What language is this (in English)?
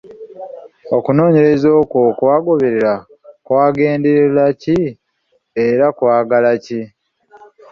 Ganda